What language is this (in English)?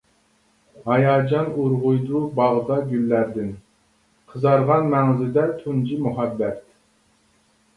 Uyghur